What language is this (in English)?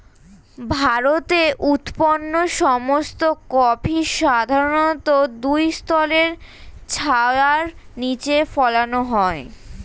Bangla